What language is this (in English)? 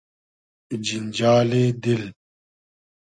Hazaragi